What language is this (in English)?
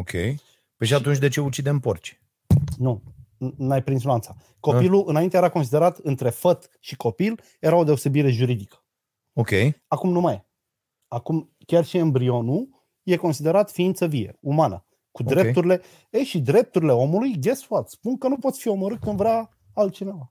Romanian